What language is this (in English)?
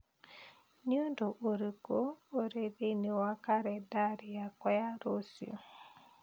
Kikuyu